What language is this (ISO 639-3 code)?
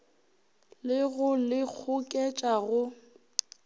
nso